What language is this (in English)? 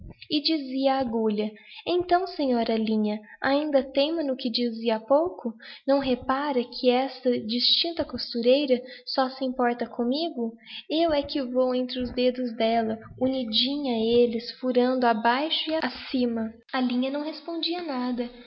Portuguese